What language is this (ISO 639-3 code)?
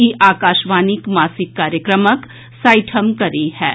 mai